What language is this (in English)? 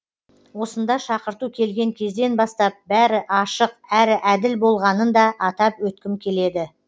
Kazakh